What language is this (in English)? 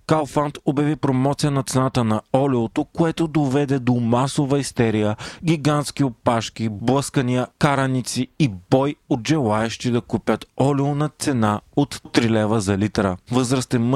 Bulgarian